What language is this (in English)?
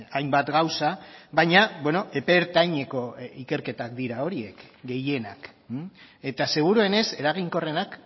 Basque